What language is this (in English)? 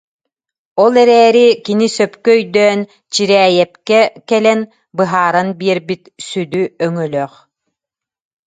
Yakut